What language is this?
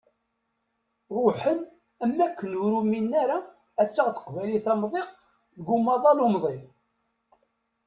Kabyle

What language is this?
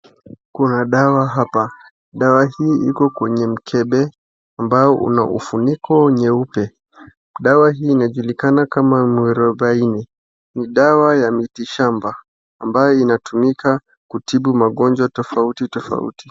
Swahili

